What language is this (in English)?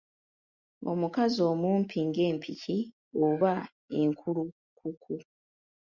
Ganda